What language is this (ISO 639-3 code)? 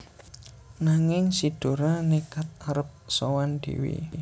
jav